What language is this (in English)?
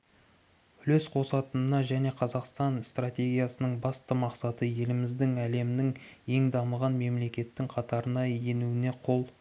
Kazakh